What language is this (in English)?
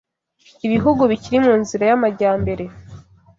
Kinyarwanda